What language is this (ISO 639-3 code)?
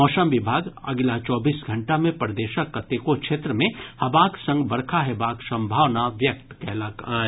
mai